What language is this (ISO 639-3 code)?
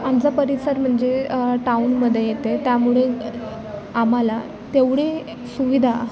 mar